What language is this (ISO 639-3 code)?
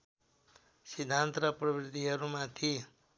nep